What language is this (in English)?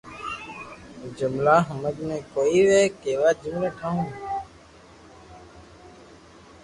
Loarki